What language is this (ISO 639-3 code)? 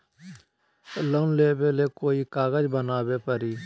mag